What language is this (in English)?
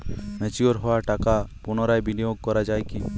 Bangla